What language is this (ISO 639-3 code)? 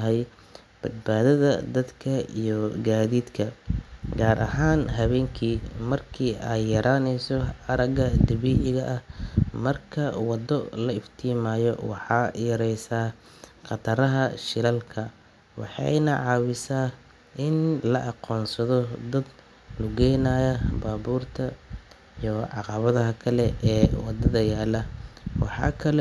som